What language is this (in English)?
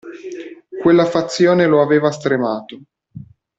Italian